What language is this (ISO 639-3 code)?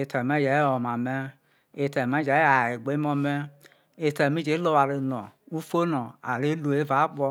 iso